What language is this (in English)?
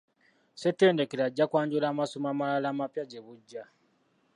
Ganda